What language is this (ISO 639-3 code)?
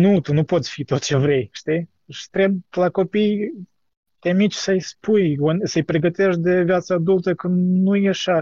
ron